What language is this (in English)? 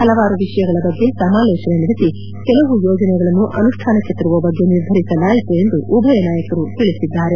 Kannada